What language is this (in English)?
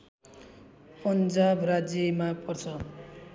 Nepali